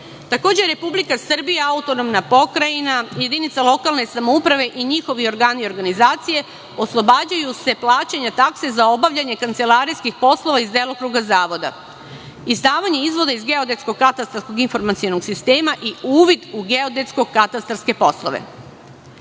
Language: Serbian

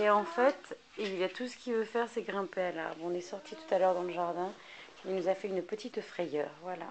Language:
French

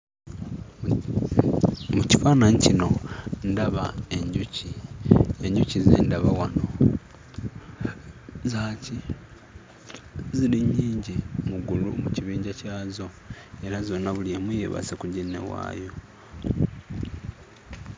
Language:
Ganda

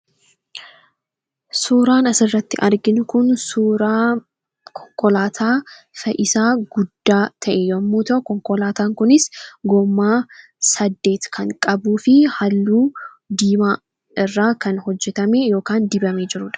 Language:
Oromo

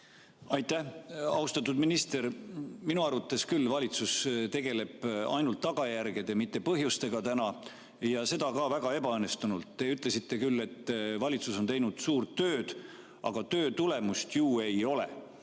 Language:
Estonian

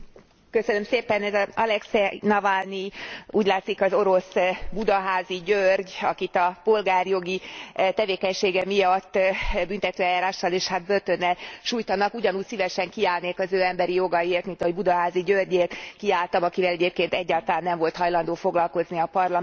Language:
Hungarian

